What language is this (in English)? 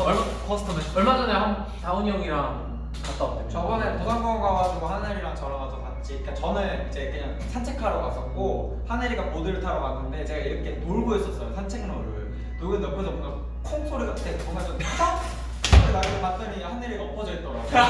Korean